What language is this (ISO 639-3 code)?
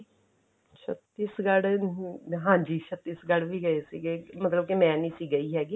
pan